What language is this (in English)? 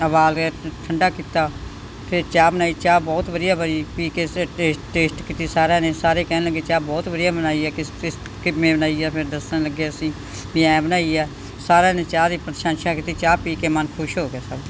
Punjabi